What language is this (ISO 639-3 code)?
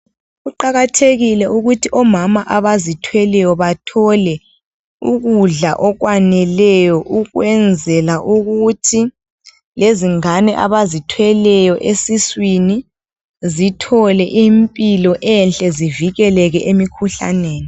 nde